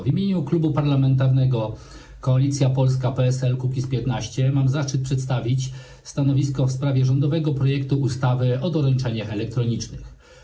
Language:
Polish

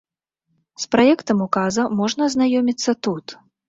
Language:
Belarusian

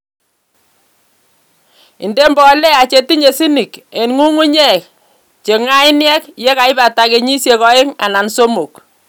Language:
Kalenjin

